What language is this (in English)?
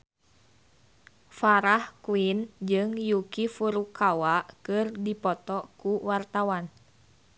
Sundanese